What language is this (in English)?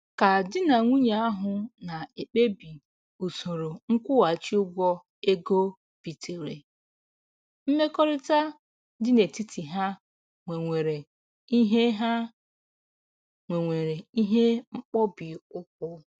Igbo